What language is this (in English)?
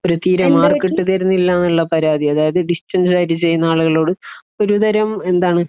Malayalam